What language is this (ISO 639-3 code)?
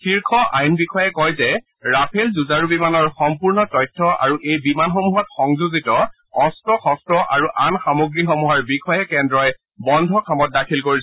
asm